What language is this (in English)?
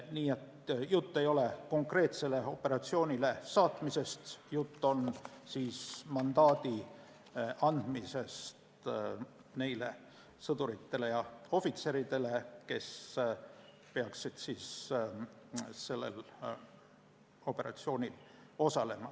Estonian